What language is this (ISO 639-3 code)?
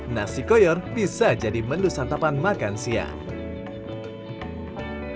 ind